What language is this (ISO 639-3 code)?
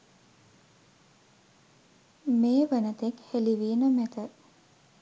sin